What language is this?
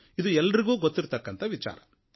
Kannada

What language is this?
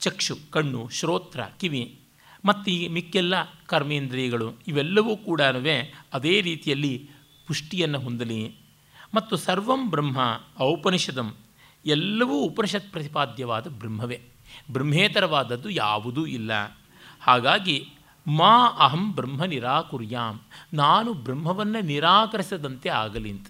Kannada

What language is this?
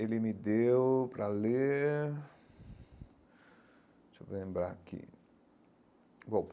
Portuguese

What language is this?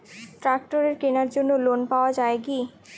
Bangla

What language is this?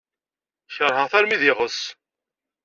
Kabyle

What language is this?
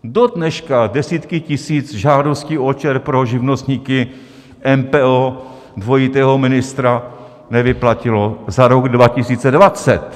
Czech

